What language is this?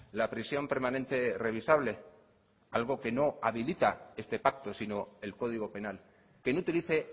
Spanish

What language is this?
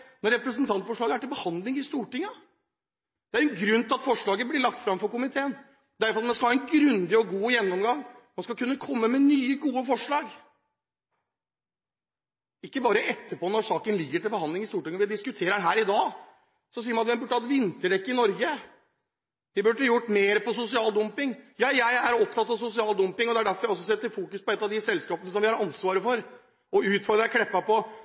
Norwegian Bokmål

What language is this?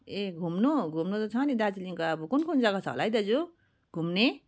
Nepali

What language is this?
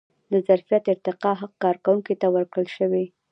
Pashto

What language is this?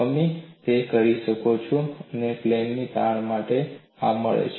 Gujarati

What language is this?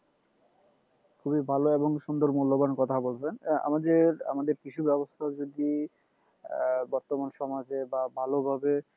Bangla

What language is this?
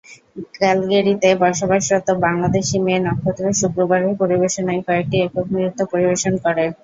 Bangla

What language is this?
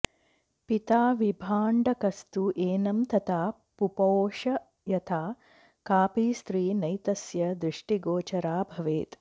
Sanskrit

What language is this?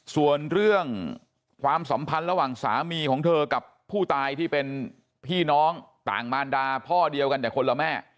Thai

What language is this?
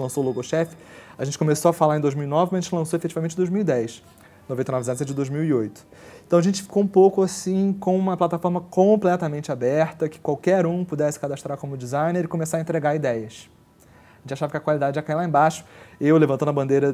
Portuguese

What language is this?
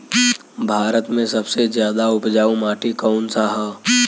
Bhojpuri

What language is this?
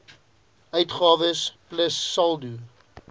Afrikaans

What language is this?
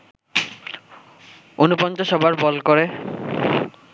Bangla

